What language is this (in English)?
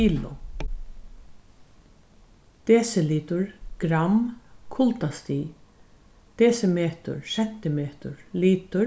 Faroese